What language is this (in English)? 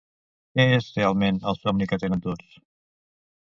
Catalan